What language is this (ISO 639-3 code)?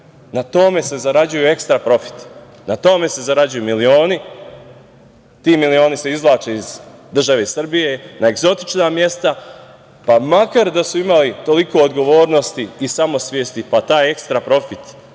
srp